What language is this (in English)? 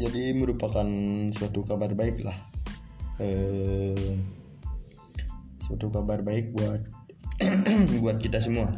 Indonesian